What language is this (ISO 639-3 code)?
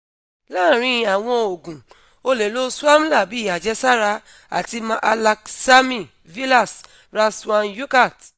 yor